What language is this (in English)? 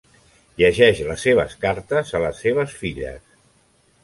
Catalan